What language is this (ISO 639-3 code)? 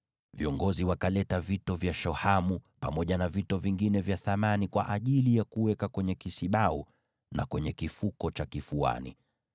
swa